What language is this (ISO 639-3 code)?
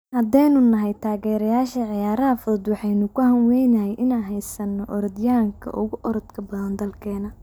som